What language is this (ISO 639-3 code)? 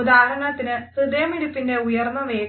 mal